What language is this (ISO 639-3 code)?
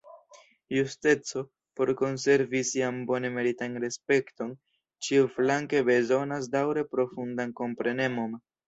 epo